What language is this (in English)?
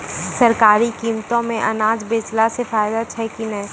Maithili